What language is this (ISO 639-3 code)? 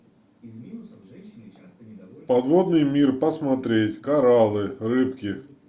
rus